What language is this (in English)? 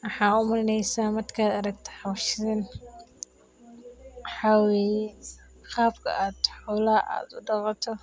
Somali